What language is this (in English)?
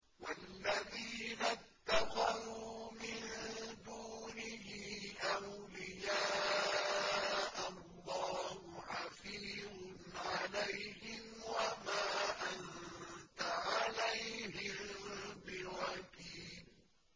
Arabic